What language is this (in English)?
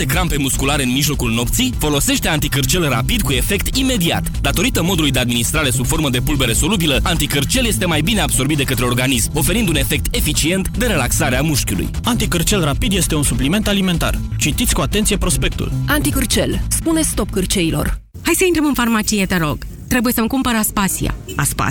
Romanian